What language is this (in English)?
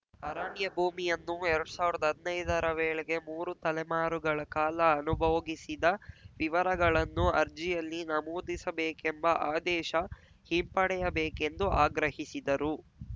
Kannada